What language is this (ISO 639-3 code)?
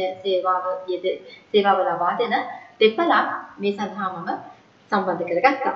kor